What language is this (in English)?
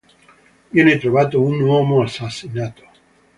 Italian